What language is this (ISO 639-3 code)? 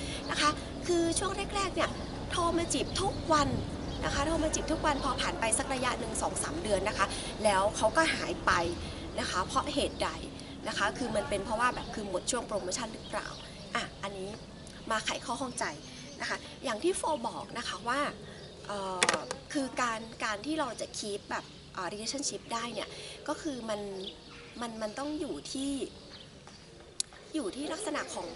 tha